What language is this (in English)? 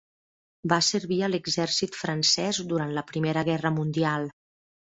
Catalan